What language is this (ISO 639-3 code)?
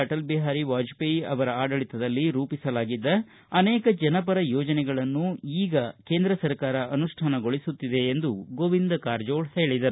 kan